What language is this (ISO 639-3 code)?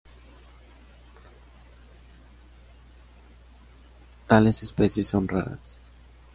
spa